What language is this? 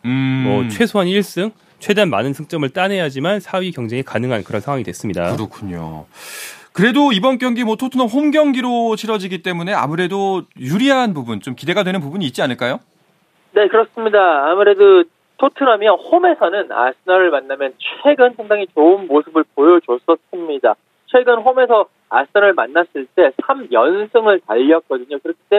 Korean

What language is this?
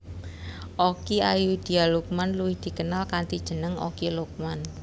Javanese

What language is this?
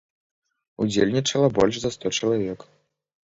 Belarusian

